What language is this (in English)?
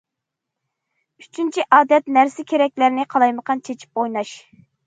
Uyghur